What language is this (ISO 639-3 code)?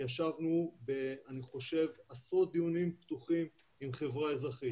heb